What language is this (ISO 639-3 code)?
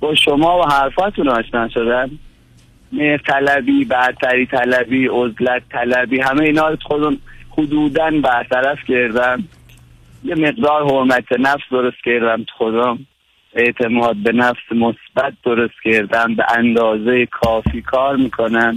fas